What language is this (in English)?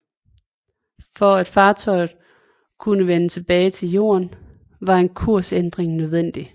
Danish